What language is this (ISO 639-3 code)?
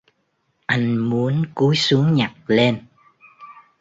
vie